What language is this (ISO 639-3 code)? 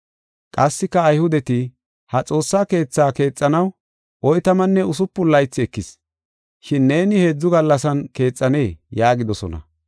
gof